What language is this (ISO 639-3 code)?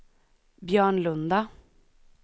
swe